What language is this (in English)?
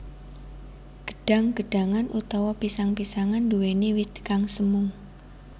Javanese